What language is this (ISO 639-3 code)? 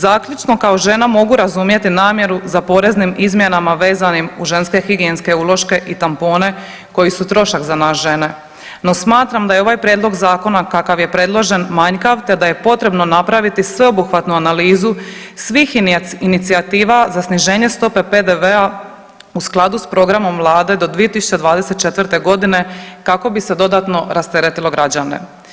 hrv